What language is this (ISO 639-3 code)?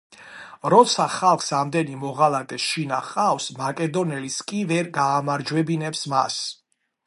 kat